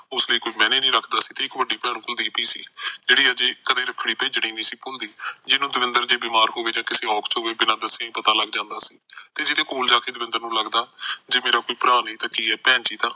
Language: Punjabi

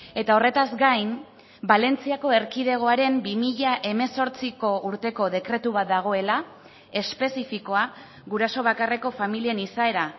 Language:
Basque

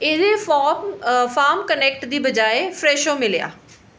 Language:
Dogri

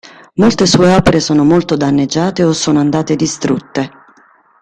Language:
Italian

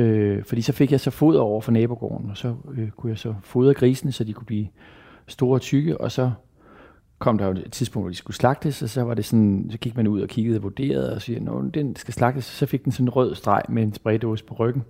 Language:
Danish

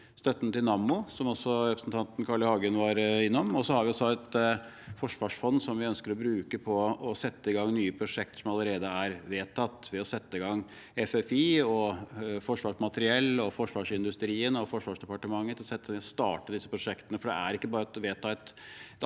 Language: Norwegian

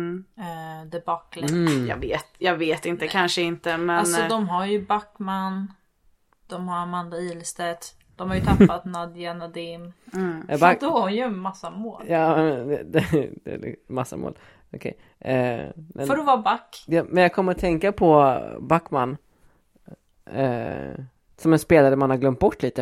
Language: Swedish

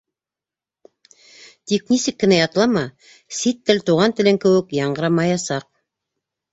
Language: Bashkir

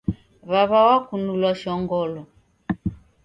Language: Taita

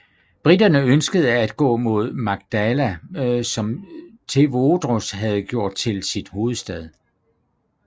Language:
Danish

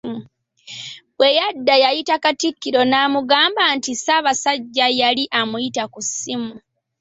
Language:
Ganda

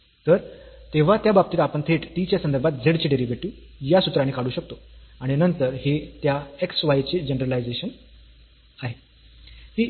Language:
Marathi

